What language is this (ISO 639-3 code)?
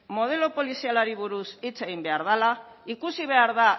eus